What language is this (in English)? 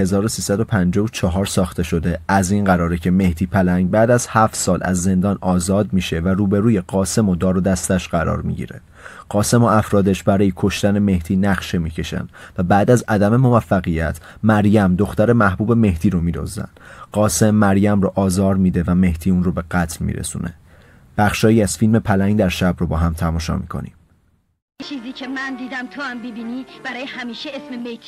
Persian